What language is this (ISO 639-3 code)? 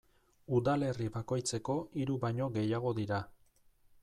eus